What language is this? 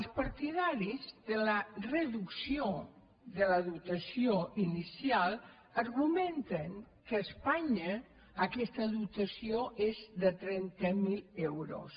Catalan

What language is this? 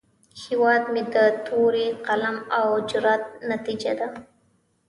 Pashto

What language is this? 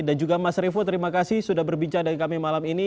Indonesian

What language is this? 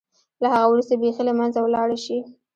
Pashto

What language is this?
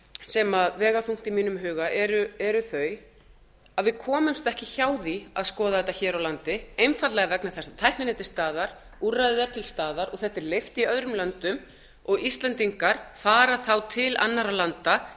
Icelandic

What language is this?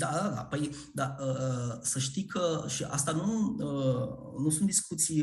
Romanian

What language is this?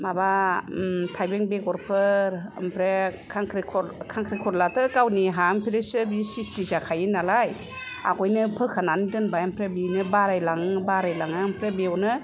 Bodo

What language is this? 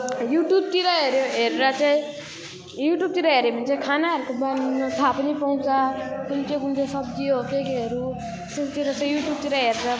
Nepali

